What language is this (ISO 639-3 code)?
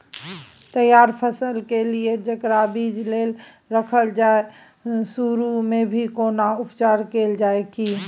mai